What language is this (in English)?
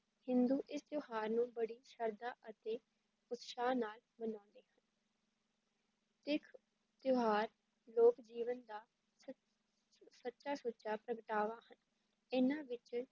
Punjabi